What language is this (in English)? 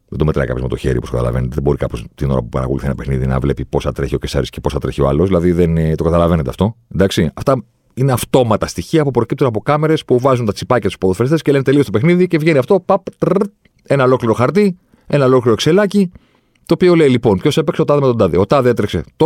Greek